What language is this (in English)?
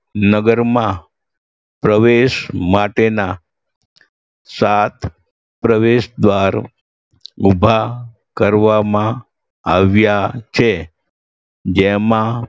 Gujarati